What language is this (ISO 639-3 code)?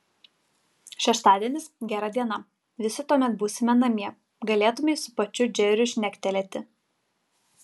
lit